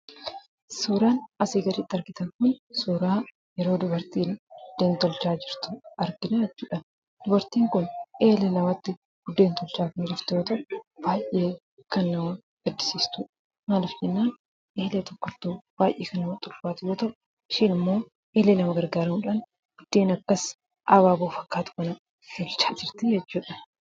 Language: Oromo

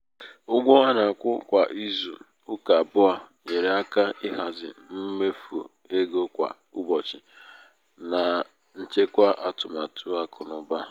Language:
Igbo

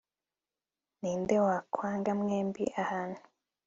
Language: Kinyarwanda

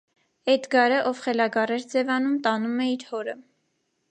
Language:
Armenian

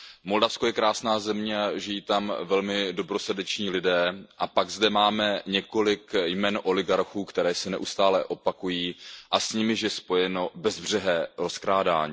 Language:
Czech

